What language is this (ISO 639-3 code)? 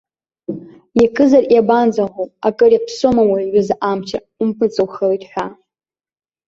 abk